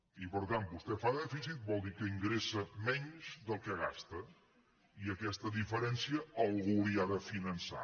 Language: Catalan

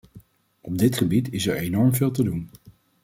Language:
Dutch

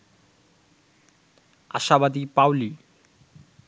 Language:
Bangla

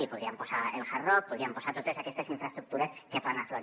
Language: Catalan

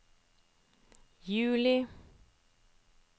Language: Norwegian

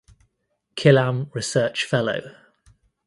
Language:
English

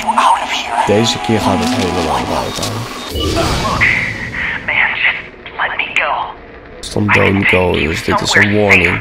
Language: Dutch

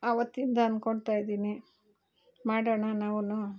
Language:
Kannada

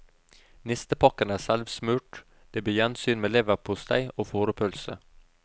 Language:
Norwegian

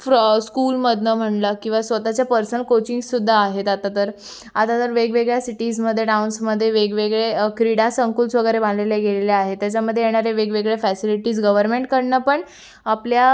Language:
Marathi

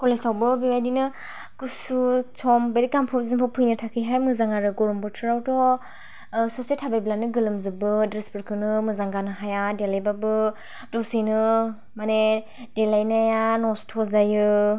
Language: Bodo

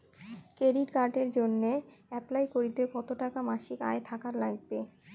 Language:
Bangla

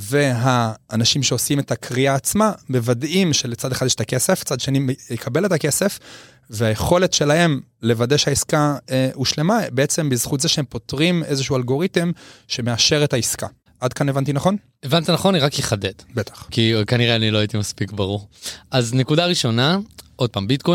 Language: Hebrew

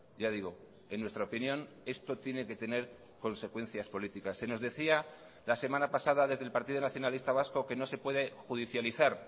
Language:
Spanish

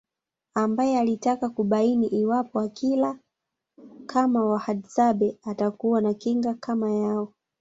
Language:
Swahili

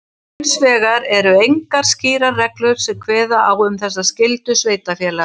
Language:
Icelandic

